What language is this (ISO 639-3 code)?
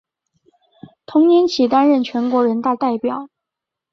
zho